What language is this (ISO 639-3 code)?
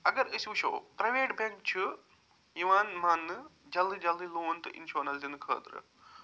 kas